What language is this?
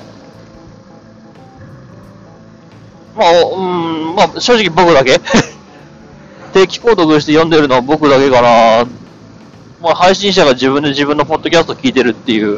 Japanese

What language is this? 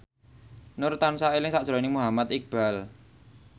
Javanese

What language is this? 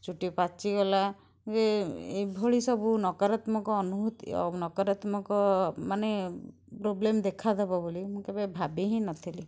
Odia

